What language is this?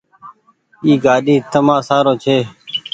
Goaria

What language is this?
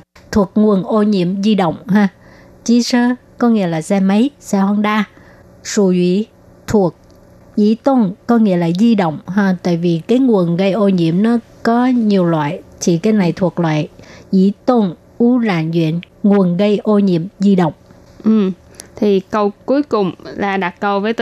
Vietnamese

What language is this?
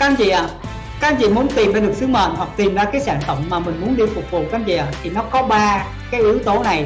Vietnamese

